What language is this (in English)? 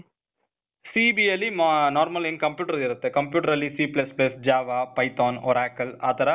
Kannada